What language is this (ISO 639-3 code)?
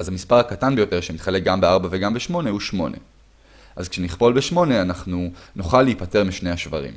heb